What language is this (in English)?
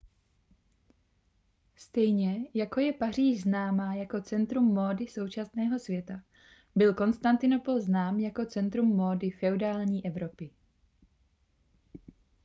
Czech